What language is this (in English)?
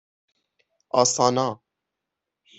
Persian